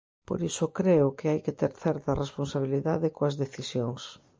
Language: Galician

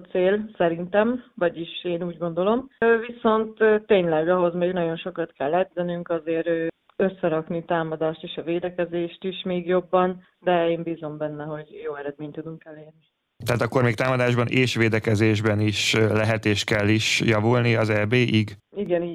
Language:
Hungarian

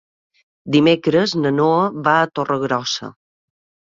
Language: Catalan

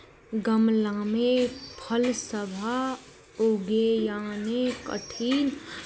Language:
Maithili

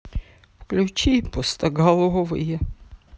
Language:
Russian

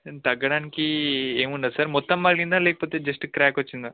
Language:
Telugu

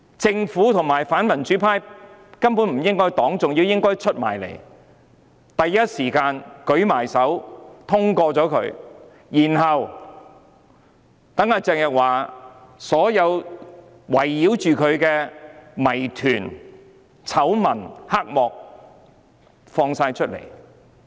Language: Cantonese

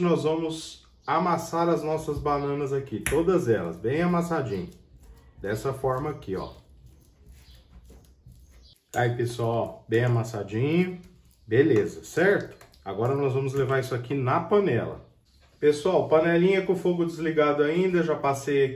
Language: Portuguese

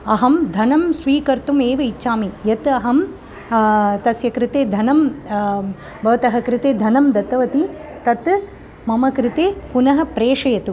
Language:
Sanskrit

